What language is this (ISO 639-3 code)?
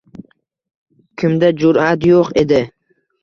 uzb